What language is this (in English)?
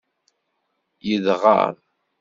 Kabyle